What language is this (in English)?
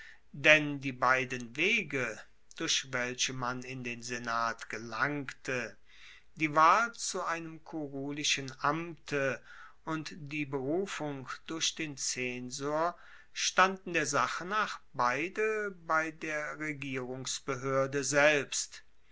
German